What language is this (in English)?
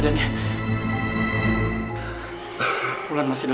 Indonesian